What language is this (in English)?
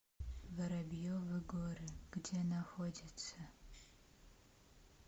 Russian